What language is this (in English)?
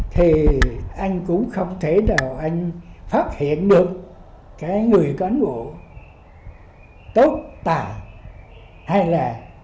Vietnamese